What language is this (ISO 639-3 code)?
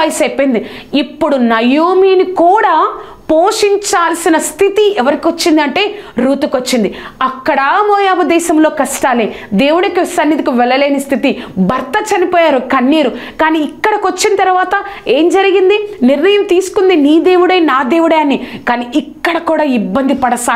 tel